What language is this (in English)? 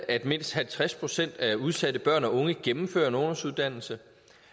Danish